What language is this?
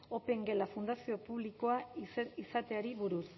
Basque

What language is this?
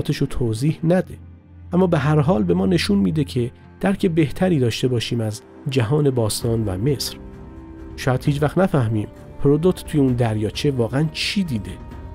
Persian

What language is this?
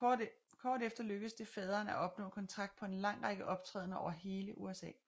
Danish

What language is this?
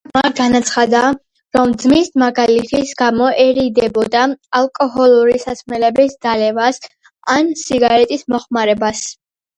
Georgian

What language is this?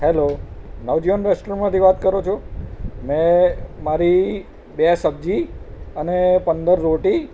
Gujarati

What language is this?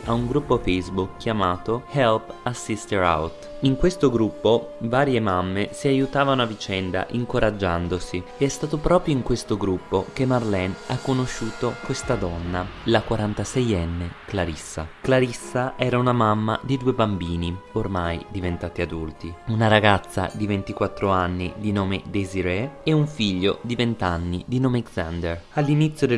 Italian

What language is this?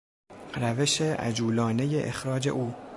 Persian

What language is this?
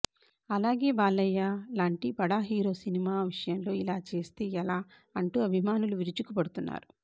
Telugu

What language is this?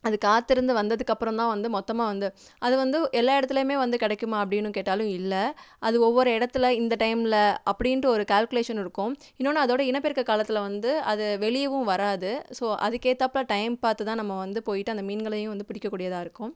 Tamil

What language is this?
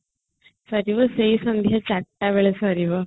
Odia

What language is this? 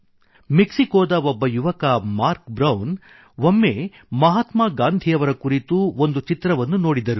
Kannada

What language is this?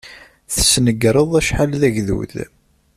Kabyle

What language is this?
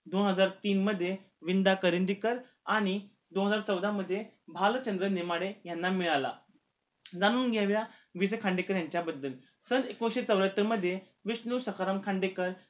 Marathi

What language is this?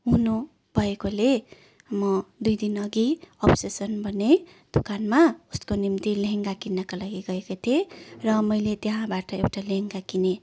Nepali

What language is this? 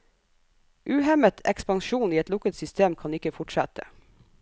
Norwegian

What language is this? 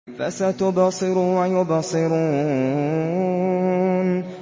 Arabic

